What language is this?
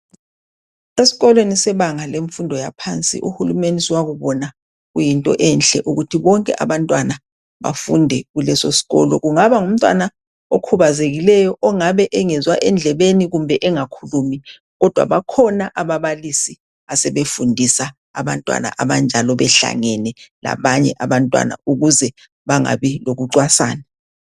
North Ndebele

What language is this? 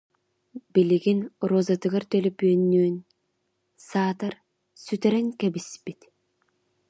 Yakut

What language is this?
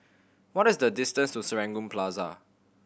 English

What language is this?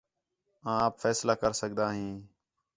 Khetrani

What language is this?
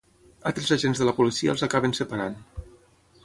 Catalan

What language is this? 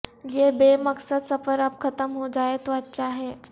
Urdu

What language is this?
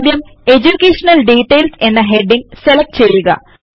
Malayalam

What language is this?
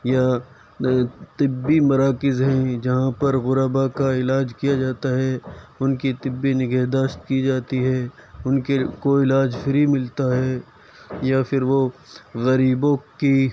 Urdu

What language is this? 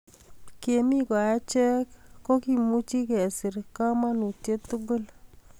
Kalenjin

